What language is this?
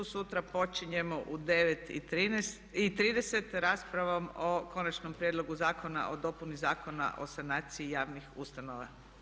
Croatian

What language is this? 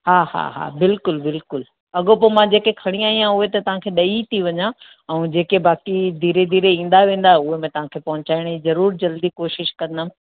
Sindhi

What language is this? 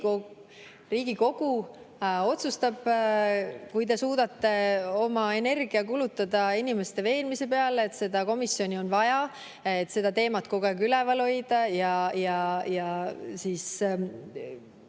Estonian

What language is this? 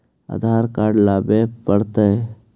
Magahi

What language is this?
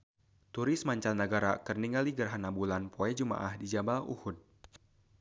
Sundanese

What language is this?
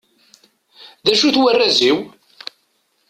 Kabyle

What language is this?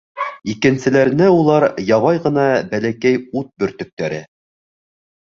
Bashkir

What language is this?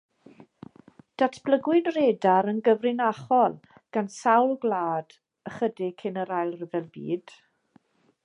Welsh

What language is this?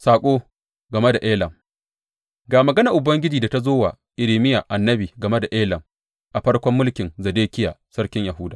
Hausa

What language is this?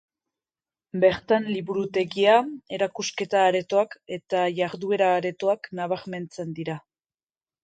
Basque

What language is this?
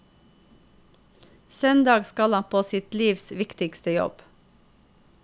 Norwegian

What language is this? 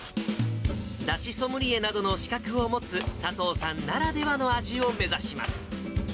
Japanese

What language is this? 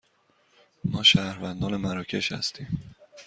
Persian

